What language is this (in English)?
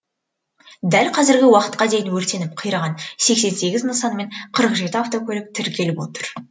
Kazakh